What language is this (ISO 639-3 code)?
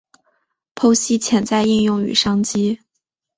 zho